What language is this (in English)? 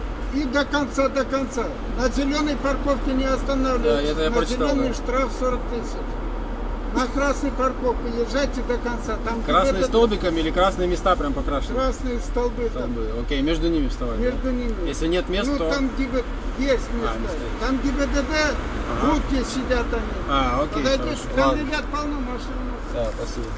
Russian